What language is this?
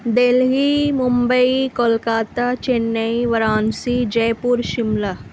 Urdu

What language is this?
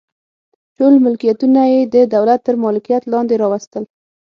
Pashto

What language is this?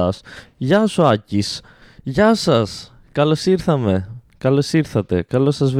Greek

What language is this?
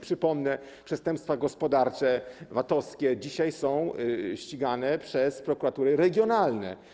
Polish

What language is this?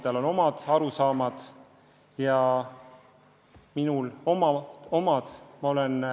Estonian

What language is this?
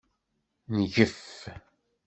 Kabyle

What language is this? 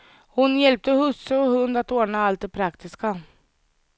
Swedish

